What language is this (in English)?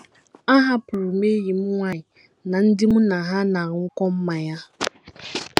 Igbo